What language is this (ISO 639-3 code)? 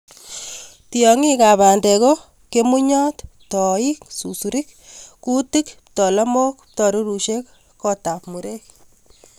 kln